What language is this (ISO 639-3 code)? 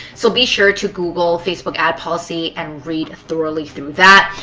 eng